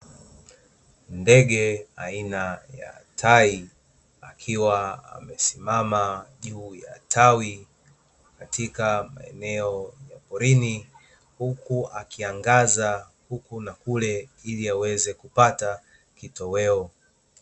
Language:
Swahili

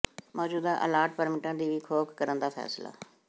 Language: Punjabi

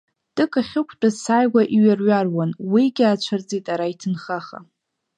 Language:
Abkhazian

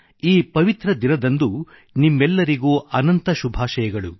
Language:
Kannada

